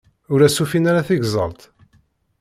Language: Kabyle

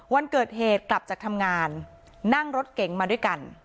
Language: Thai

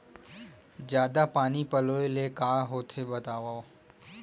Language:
Chhattisgarhi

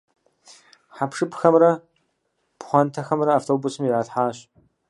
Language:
Kabardian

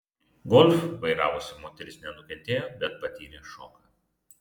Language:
Lithuanian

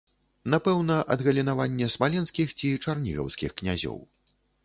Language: Belarusian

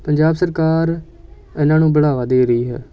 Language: Punjabi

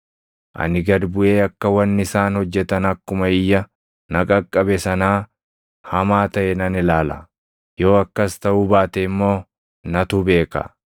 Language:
Oromo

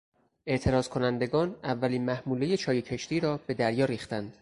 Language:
Persian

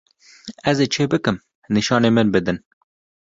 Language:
Kurdish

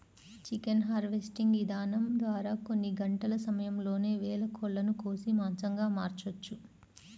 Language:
Telugu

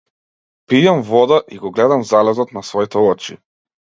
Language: Macedonian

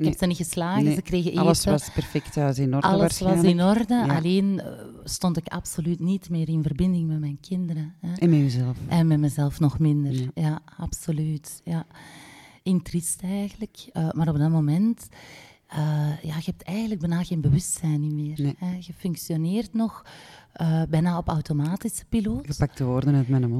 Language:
Dutch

